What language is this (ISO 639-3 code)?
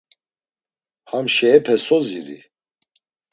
lzz